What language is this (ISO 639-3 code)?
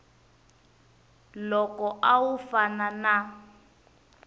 tso